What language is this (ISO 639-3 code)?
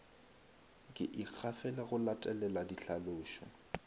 nso